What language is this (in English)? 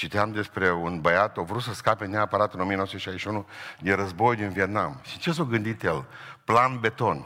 Romanian